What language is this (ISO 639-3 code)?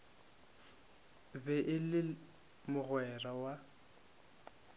nso